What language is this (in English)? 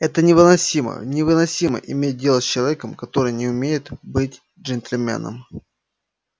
Russian